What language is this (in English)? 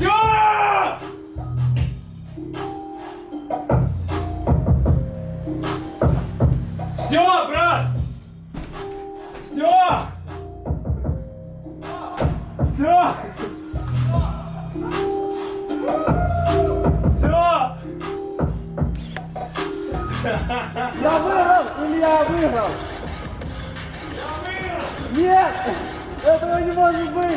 Russian